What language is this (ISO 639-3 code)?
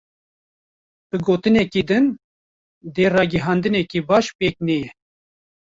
kur